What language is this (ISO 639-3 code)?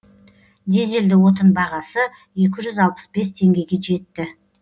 kaz